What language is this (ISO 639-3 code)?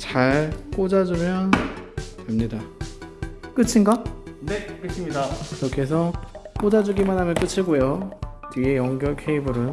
kor